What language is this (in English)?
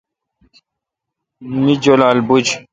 Kalkoti